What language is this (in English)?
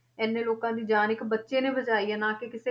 Punjabi